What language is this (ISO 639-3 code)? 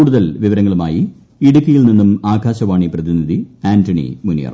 mal